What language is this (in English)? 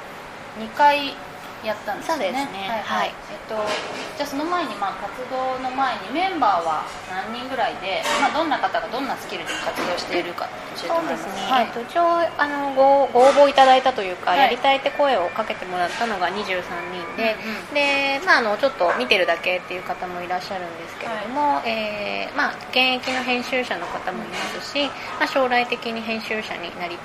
Japanese